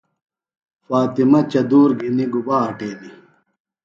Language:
Phalura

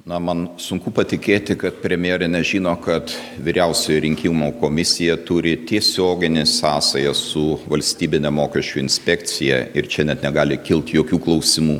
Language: Lithuanian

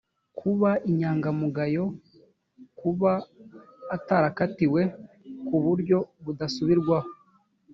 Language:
Kinyarwanda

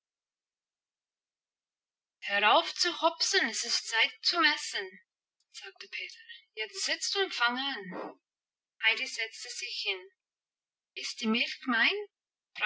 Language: German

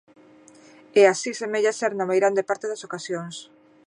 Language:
Galician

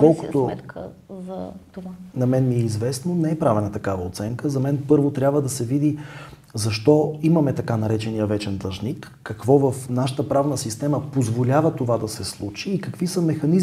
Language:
Bulgarian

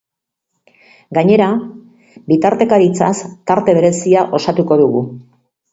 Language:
Basque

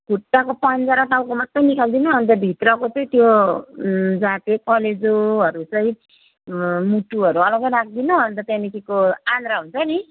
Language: Nepali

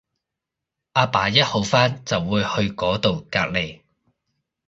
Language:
Cantonese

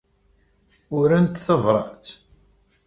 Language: Kabyle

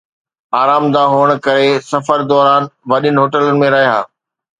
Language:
Sindhi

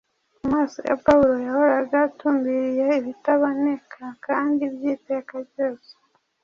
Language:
Kinyarwanda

